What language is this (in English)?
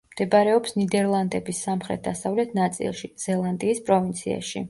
Georgian